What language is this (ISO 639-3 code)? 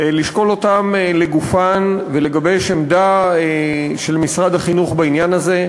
heb